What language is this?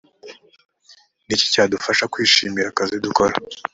Kinyarwanda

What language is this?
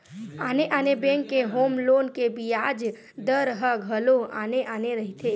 Chhattisgarhi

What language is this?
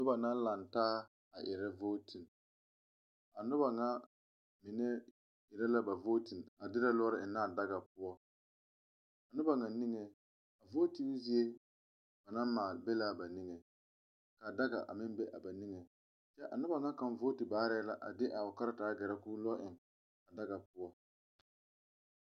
Southern Dagaare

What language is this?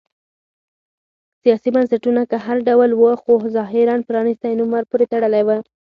Pashto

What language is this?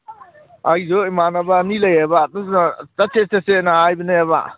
Manipuri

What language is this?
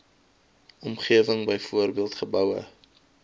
Afrikaans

